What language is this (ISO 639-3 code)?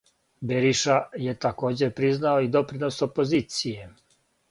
srp